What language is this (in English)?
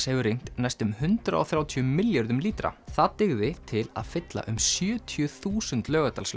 Icelandic